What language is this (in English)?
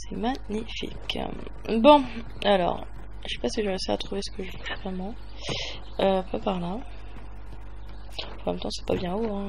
French